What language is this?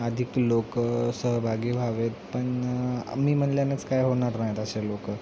Marathi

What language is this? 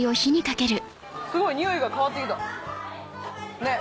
Japanese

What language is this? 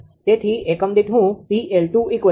Gujarati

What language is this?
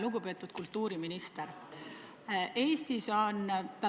Estonian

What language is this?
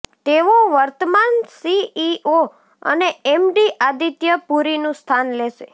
Gujarati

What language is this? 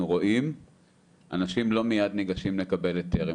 Hebrew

